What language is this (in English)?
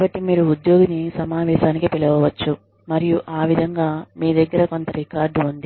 Telugu